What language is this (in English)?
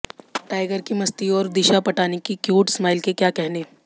Hindi